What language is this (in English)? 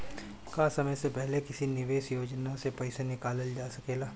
Bhojpuri